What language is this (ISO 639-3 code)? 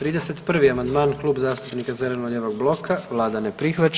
hrv